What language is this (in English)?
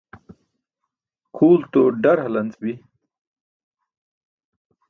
Burushaski